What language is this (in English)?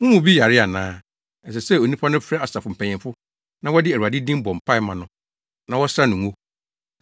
Akan